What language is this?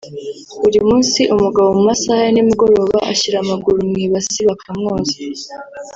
Kinyarwanda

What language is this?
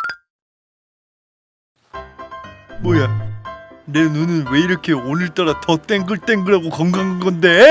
Korean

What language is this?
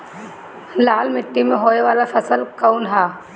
Bhojpuri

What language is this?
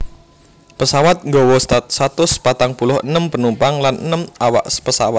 Javanese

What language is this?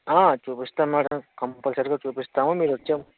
Telugu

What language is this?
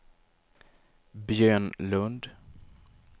Swedish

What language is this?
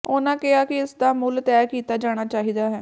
Punjabi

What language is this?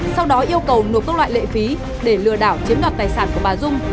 Vietnamese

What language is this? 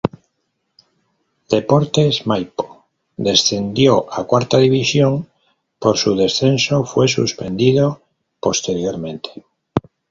Spanish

